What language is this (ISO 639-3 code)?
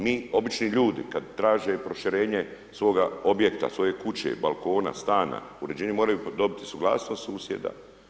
hrv